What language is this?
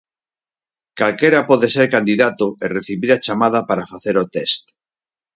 Galician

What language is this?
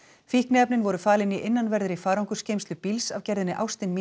Icelandic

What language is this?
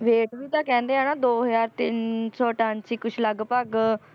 Punjabi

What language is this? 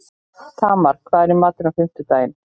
Icelandic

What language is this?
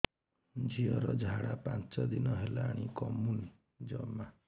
Odia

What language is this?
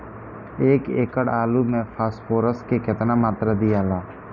Bhojpuri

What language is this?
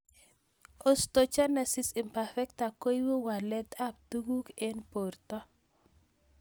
Kalenjin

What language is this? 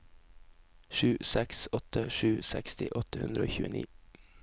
Norwegian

